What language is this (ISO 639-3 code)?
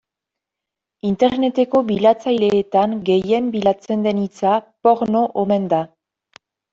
eus